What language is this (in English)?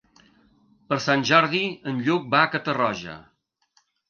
Catalan